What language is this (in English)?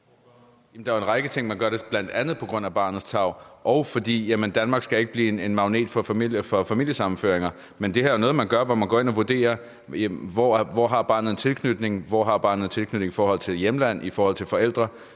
Danish